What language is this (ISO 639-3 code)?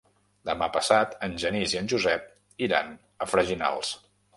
cat